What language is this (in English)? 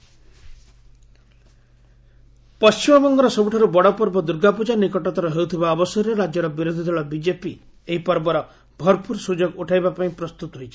Odia